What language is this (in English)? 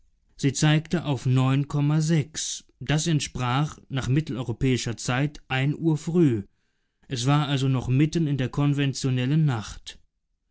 German